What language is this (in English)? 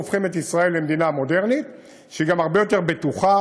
Hebrew